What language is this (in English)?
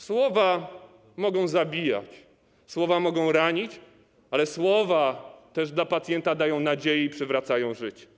Polish